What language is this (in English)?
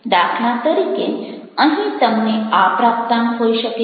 Gujarati